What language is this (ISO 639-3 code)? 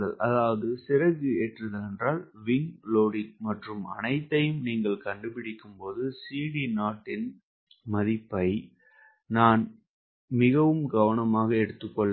tam